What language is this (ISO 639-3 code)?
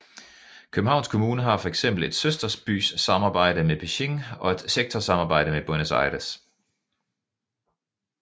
dan